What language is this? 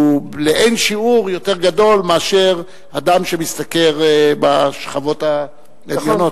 Hebrew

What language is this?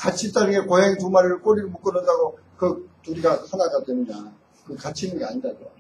Korean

